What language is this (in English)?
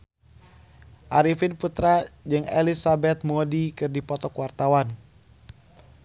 Sundanese